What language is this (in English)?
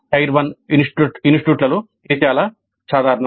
Telugu